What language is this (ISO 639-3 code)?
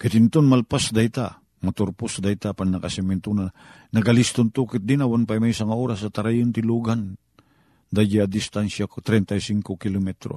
fil